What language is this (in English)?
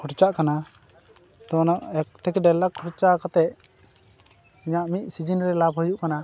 Santali